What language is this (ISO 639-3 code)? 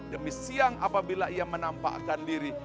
ind